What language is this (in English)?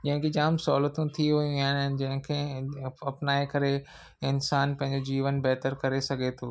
Sindhi